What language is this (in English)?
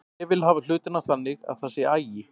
Icelandic